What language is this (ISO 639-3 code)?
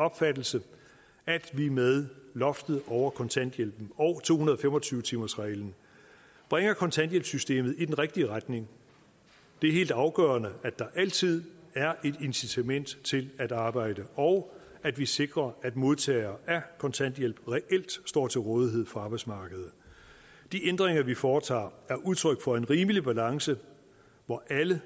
dan